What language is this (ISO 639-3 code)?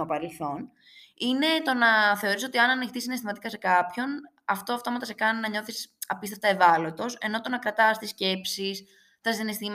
ell